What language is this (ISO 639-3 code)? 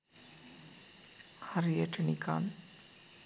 sin